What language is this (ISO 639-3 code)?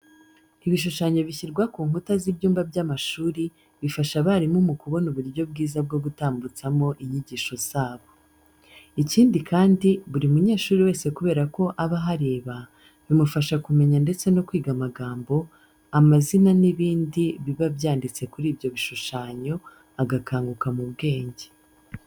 kin